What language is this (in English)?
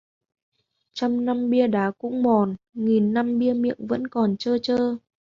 Vietnamese